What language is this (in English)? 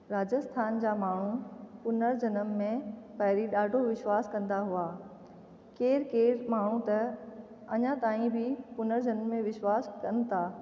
Sindhi